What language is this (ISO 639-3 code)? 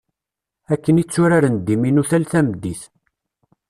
kab